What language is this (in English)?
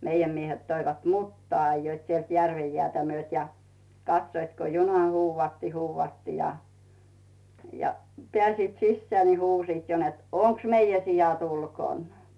Finnish